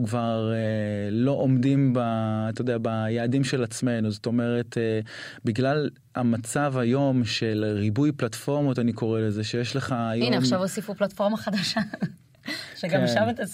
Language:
Hebrew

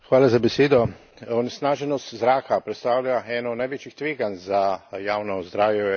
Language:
Slovenian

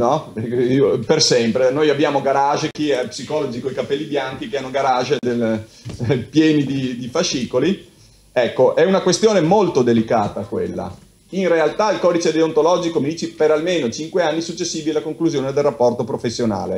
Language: Italian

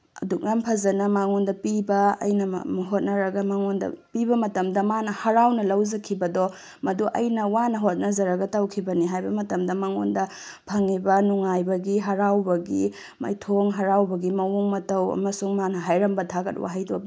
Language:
Manipuri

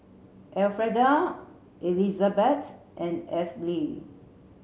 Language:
English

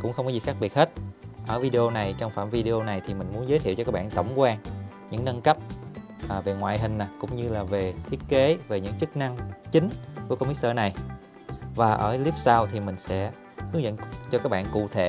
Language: Vietnamese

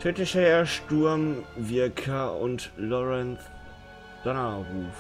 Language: German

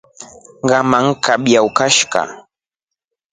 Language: Rombo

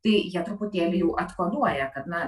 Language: Lithuanian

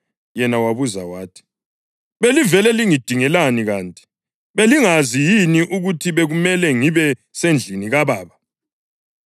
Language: North Ndebele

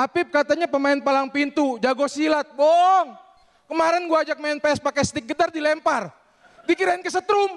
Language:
Indonesian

